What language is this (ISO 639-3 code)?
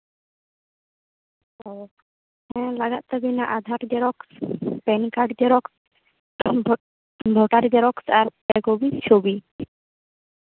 sat